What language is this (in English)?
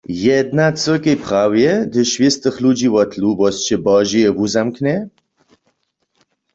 Upper Sorbian